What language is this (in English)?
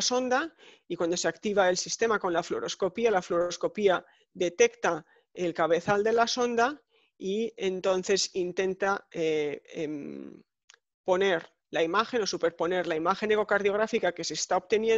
Spanish